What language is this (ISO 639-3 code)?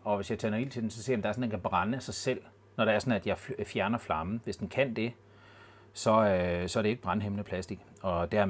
dan